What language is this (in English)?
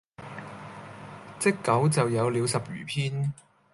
Cantonese